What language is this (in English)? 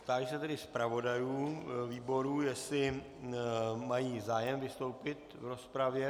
Czech